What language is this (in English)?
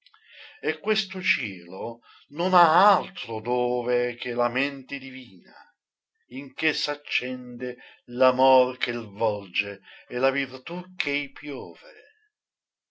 Italian